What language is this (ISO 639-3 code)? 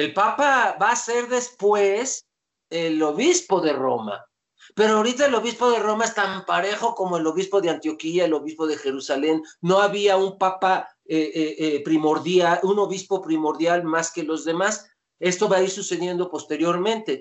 spa